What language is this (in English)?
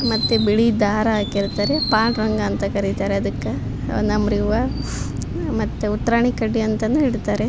Kannada